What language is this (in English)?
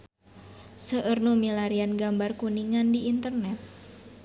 Sundanese